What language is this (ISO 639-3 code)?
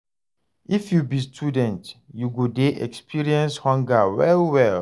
pcm